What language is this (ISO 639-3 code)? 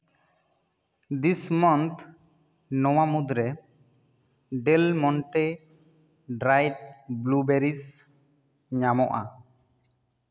sat